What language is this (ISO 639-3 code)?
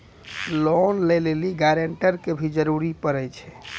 mai